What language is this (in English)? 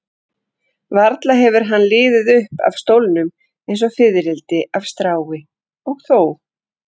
Icelandic